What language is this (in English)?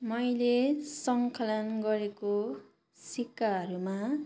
Nepali